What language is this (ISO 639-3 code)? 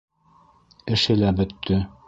bak